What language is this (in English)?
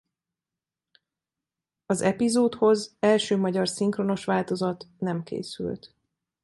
Hungarian